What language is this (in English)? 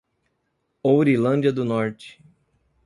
Portuguese